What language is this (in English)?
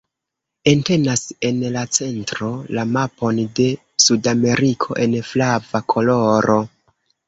Esperanto